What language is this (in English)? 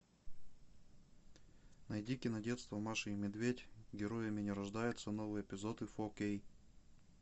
Russian